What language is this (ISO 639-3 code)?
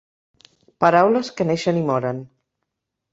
cat